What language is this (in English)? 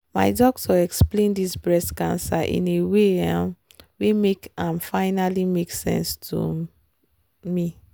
Nigerian Pidgin